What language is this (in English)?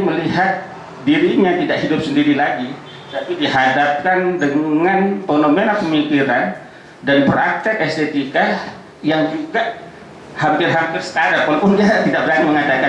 Indonesian